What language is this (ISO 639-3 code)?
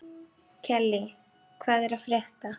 isl